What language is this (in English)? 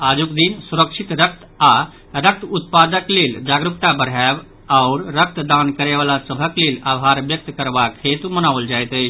Maithili